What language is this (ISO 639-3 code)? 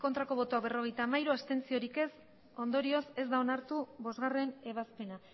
eus